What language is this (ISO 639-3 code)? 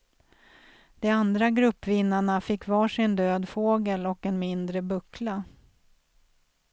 swe